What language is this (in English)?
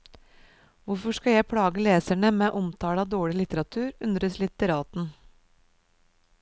Norwegian